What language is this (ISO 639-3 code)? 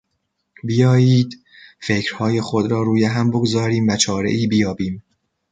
fas